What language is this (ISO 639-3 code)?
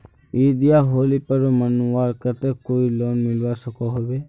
mag